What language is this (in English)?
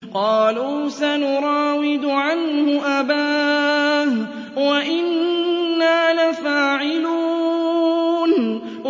Arabic